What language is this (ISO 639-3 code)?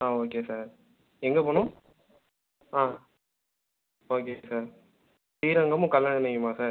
tam